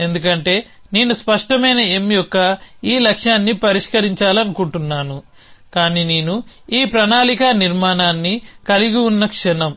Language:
Telugu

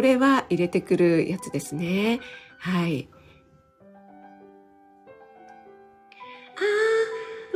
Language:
Japanese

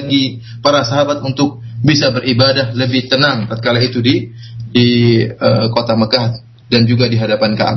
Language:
Malay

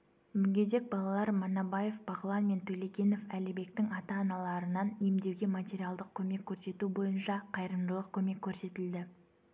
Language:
Kazakh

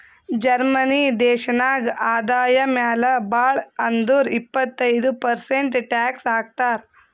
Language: Kannada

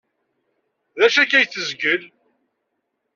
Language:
Kabyle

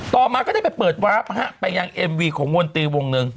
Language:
Thai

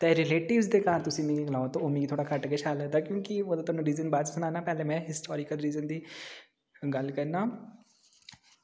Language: Dogri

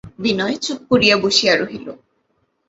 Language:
Bangla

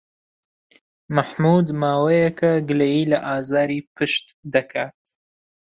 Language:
Central Kurdish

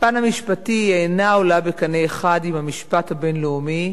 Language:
Hebrew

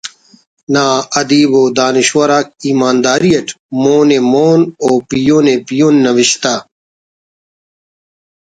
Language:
Brahui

